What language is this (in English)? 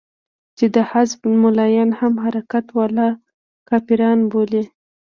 Pashto